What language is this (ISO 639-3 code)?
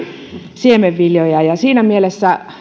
fin